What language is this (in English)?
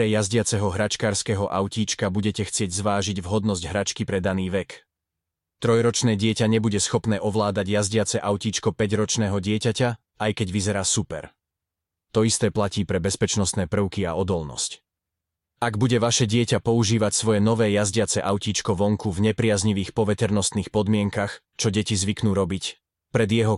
Slovak